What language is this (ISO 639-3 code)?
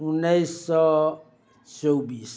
mai